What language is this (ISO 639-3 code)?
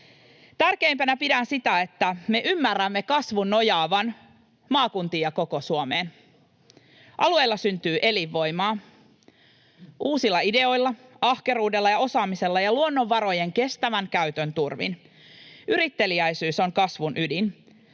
fin